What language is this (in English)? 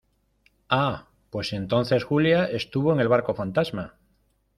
Spanish